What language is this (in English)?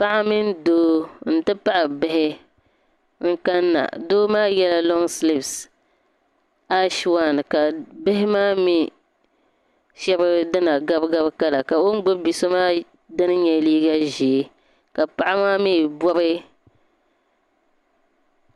Dagbani